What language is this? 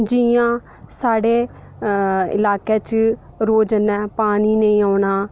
Dogri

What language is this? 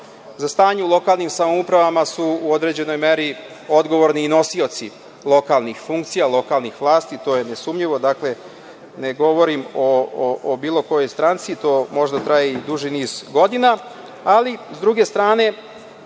Serbian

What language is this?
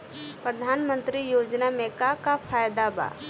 Bhojpuri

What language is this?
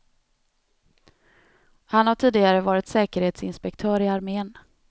Swedish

